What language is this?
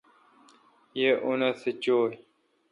Kalkoti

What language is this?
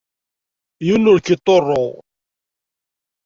Kabyle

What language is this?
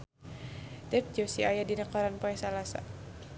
Sundanese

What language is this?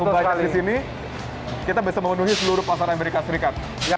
Indonesian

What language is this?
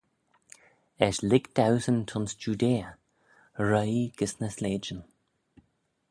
Manx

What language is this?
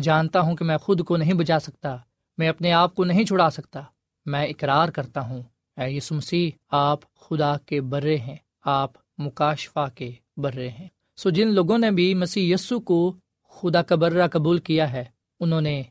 Urdu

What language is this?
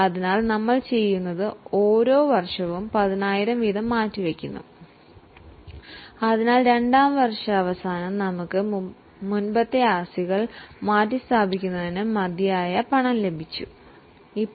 Malayalam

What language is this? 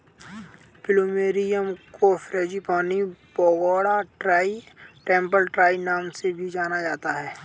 Hindi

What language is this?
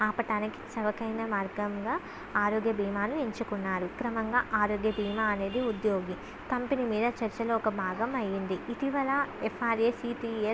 Telugu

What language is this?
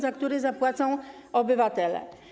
Polish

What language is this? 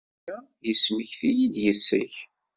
Kabyle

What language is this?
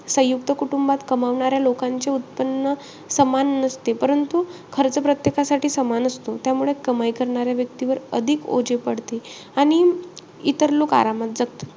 Marathi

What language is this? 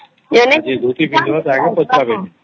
Odia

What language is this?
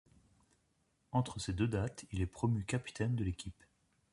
French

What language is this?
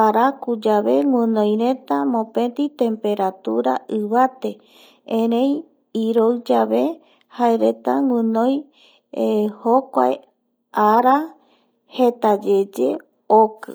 Eastern Bolivian Guaraní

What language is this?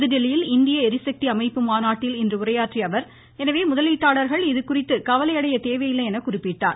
Tamil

